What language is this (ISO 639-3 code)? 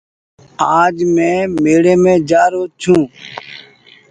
gig